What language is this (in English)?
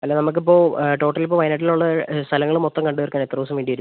Malayalam